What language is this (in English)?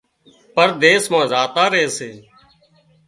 Wadiyara Koli